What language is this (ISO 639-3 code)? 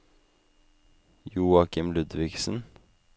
nor